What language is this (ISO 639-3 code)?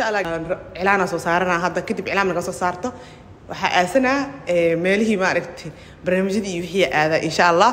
ara